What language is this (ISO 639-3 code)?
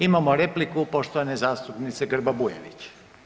hrv